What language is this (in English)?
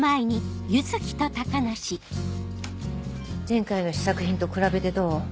Japanese